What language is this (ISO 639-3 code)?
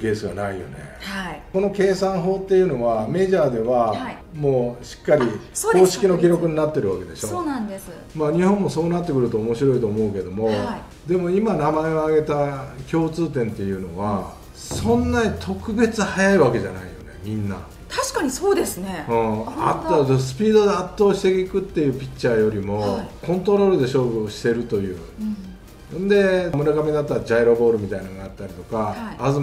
jpn